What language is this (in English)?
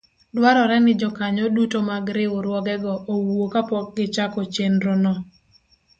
Luo (Kenya and Tanzania)